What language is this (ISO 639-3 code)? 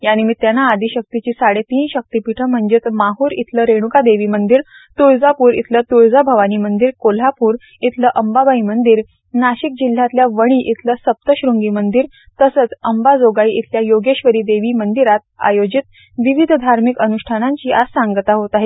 mar